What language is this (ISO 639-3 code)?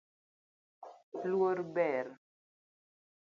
luo